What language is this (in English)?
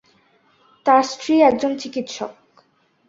Bangla